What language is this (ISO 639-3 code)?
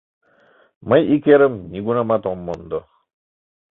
chm